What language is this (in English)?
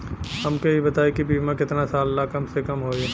Bhojpuri